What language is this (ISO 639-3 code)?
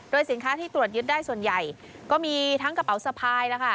tha